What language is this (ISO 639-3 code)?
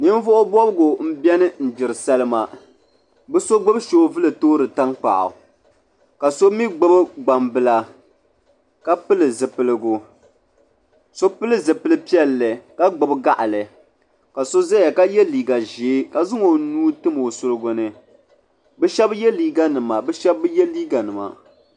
dag